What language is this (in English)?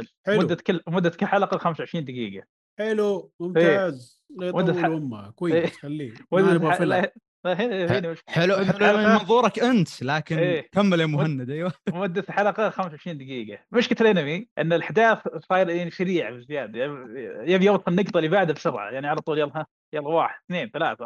Arabic